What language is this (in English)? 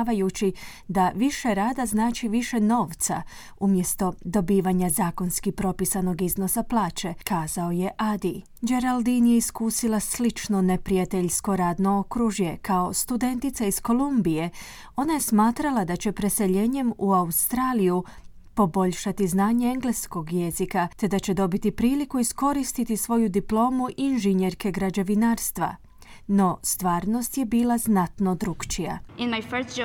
Croatian